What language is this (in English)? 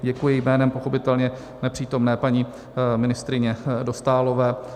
Czech